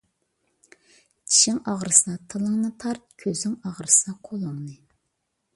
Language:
Uyghur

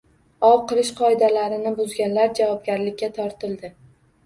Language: Uzbek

